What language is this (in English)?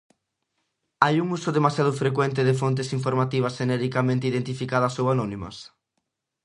Galician